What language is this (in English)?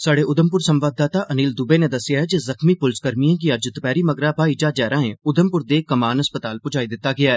Dogri